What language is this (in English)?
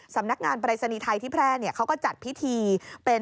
Thai